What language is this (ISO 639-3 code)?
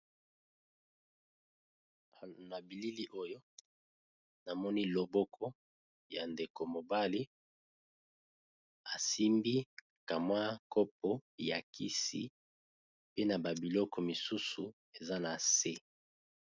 lin